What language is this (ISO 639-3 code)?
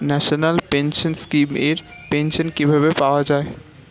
ben